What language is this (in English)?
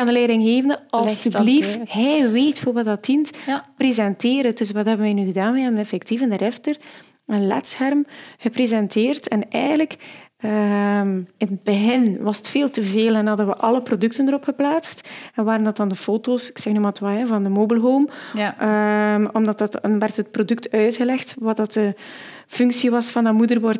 Dutch